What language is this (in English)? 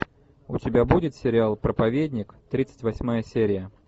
Russian